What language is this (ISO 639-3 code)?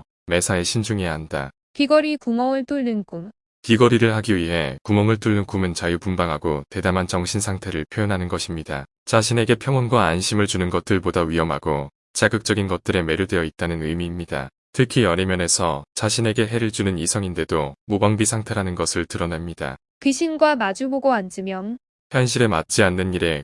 kor